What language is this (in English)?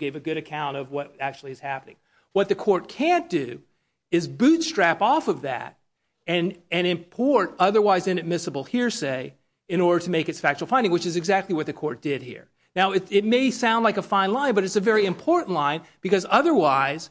English